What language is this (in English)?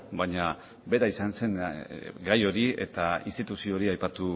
Basque